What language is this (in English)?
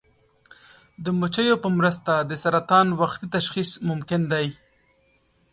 Pashto